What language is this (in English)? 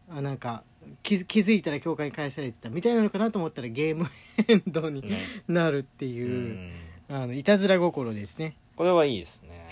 Japanese